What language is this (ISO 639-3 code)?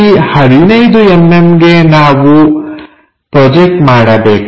kan